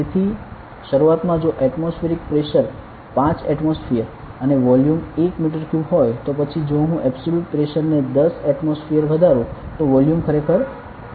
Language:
Gujarati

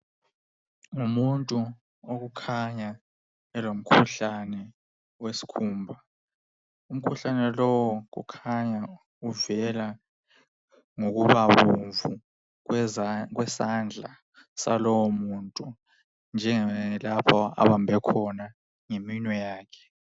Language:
North Ndebele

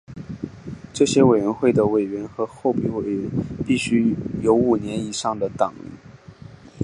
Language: Chinese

